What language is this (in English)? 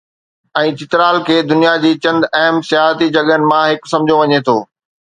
Sindhi